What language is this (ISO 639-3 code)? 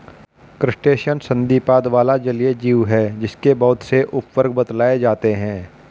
hin